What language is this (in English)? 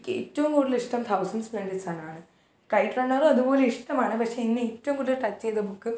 Malayalam